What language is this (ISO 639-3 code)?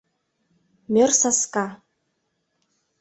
chm